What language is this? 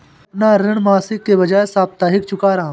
Hindi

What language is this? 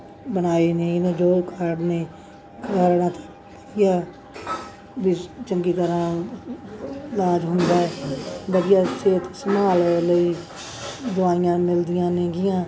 Punjabi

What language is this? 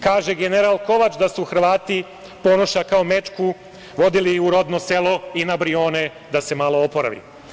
Serbian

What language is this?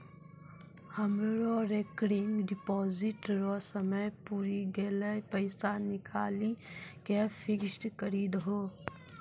Maithili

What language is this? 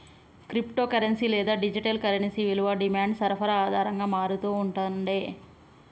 Telugu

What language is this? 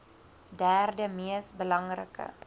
Afrikaans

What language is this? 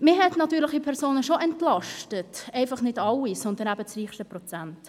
Swiss German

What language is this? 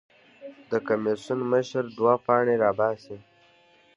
Pashto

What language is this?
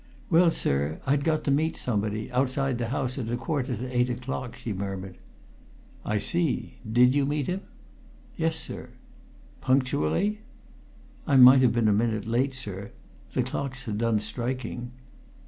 English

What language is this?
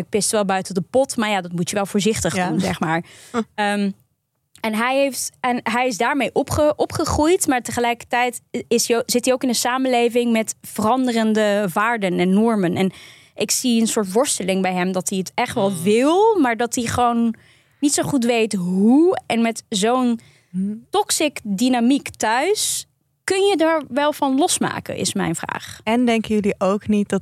Dutch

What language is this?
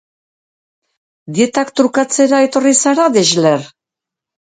Basque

